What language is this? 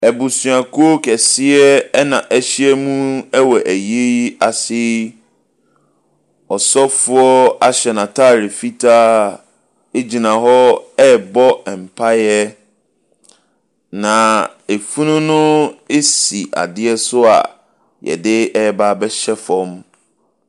Akan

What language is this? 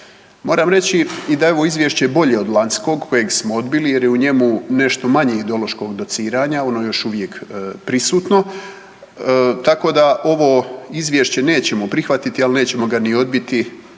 Croatian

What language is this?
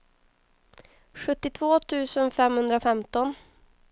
Swedish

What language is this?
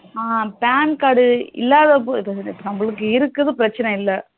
Tamil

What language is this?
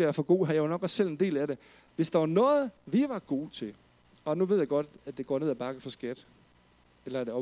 Danish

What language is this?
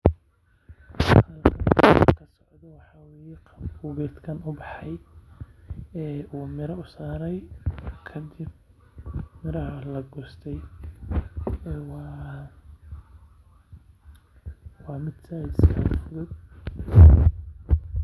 Somali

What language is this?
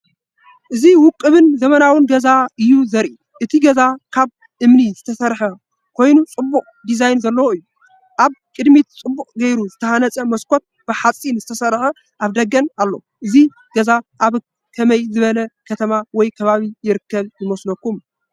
Tigrinya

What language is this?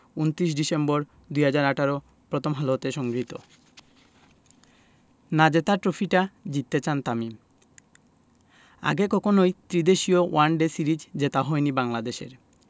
Bangla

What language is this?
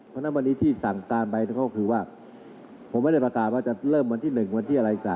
Thai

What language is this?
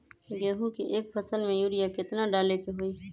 Magahi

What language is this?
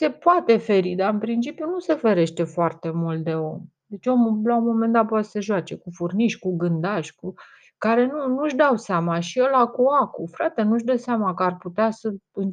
Romanian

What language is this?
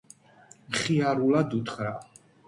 Georgian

